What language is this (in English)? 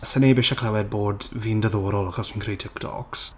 Welsh